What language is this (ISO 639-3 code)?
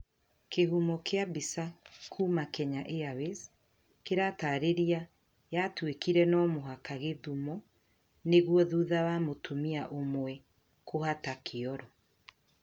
kik